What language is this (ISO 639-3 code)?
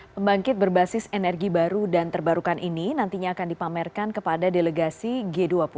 ind